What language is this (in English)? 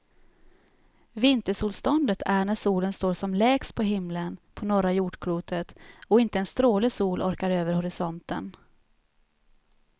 Swedish